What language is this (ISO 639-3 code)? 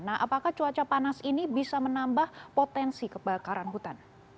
ind